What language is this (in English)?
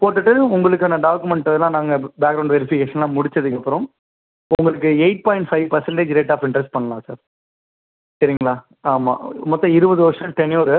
Tamil